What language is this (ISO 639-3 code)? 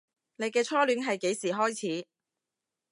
yue